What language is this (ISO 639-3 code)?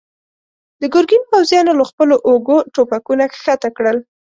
pus